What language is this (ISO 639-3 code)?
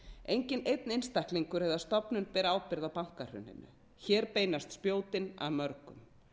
isl